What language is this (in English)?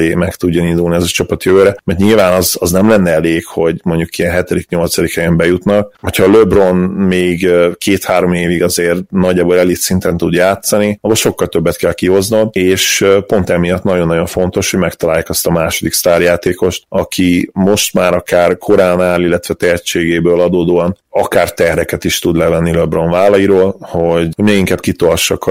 Hungarian